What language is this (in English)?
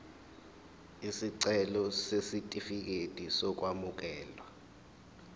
Zulu